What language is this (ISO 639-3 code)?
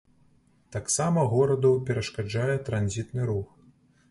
bel